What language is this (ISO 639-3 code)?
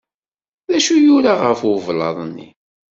kab